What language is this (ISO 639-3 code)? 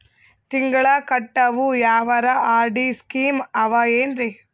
kan